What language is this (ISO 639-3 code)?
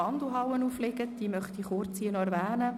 gsw